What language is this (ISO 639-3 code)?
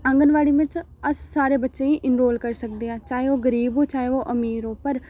doi